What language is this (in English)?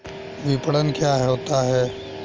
Hindi